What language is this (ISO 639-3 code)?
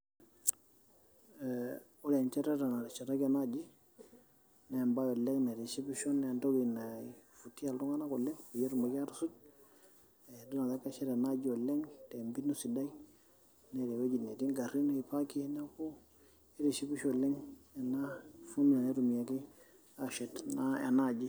mas